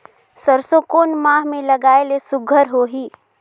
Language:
Chhattisgarhi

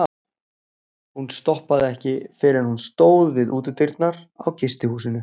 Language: Icelandic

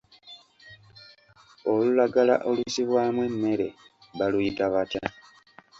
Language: Ganda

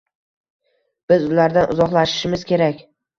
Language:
Uzbek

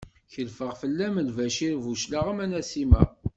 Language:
Kabyle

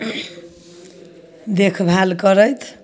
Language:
Maithili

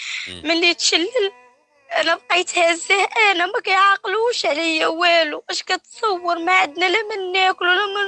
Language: Arabic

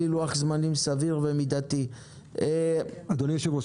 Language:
Hebrew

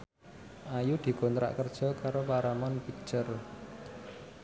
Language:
Javanese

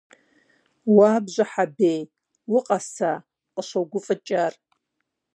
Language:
Kabardian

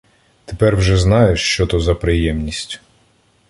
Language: Ukrainian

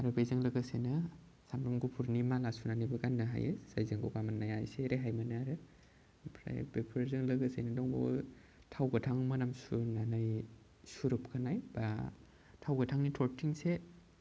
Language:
Bodo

